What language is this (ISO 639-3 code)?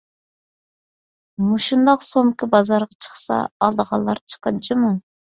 uig